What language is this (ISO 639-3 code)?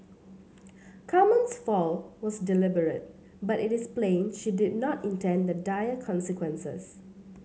eng